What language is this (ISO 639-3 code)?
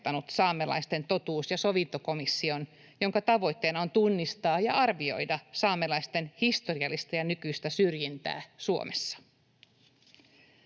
fin